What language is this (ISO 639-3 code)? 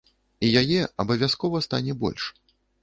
bel